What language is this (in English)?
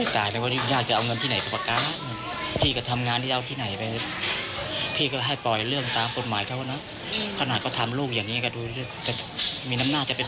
Thai